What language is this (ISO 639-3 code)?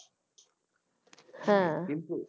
ben